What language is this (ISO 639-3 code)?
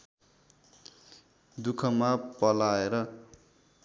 nep